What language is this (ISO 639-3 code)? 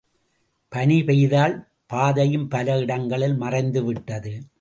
tam